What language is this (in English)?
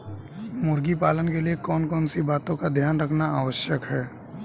Hindi